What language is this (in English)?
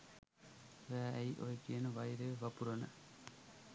Sinhala